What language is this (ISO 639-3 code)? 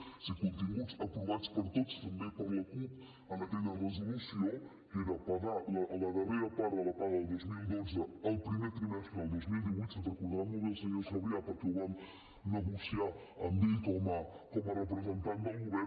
cat